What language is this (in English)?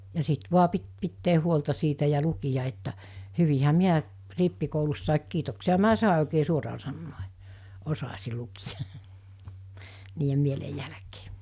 Finnish